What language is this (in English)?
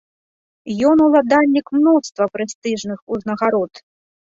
Belarusian